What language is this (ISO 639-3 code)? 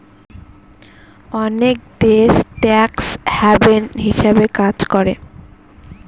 ben